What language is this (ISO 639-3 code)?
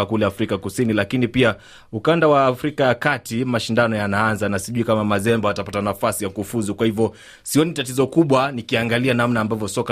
swa